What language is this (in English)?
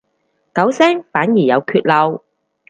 Cantonese